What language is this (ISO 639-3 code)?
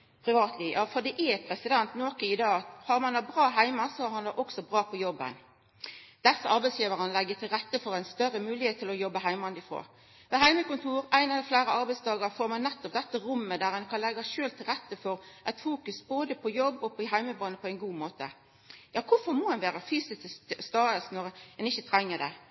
nno